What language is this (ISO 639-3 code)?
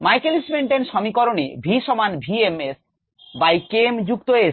ben